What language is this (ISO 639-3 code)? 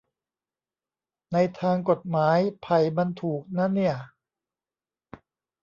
tha